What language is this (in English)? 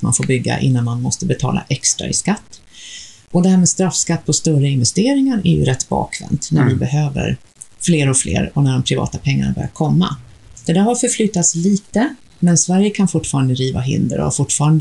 Swedish